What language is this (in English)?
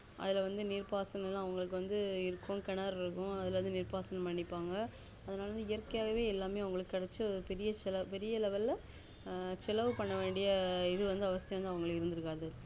Tamil